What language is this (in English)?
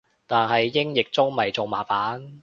Cantonese